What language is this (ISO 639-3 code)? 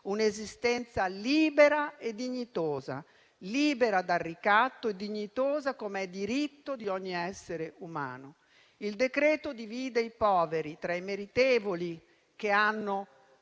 ita